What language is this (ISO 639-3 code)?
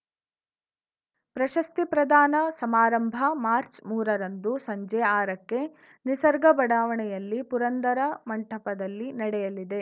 kan